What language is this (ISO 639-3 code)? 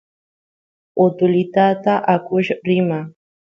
qus